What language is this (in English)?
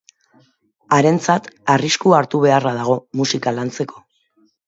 Basque